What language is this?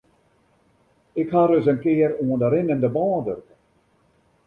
Western Frisian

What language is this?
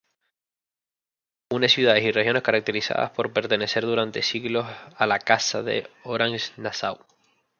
Spanish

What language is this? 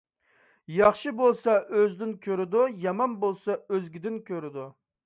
Uyghur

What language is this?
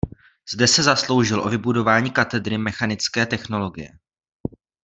Czech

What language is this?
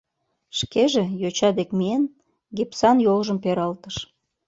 Mari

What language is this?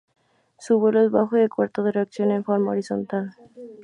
Spanish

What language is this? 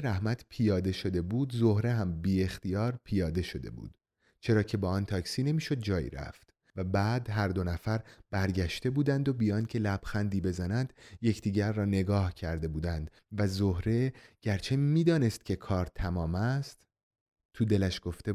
Persian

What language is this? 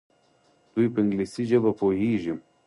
Pashto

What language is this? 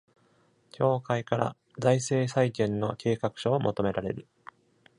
Japanese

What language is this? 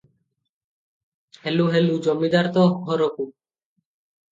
Odia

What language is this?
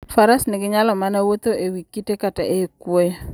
Luo (Kenya and Tanzania)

